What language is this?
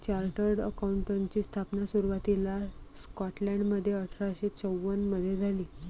Marathi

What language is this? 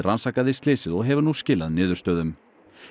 Icelandic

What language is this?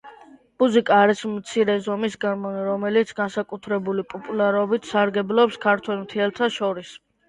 Georgian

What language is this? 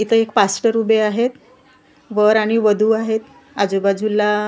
Marathi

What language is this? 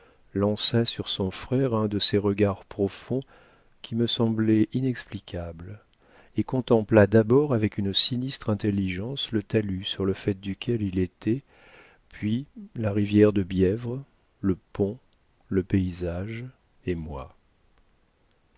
French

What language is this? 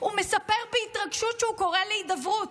Hebrew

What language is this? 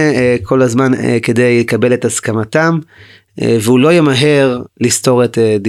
Hebrew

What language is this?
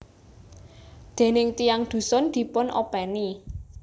Javanese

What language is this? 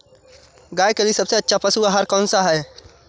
Hindi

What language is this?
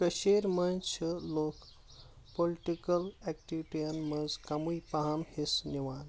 Kashmiri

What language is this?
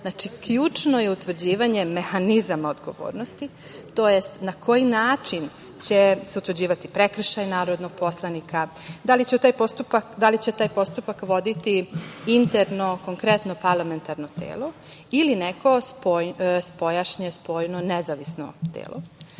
Serbian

